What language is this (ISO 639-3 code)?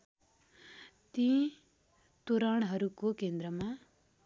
nep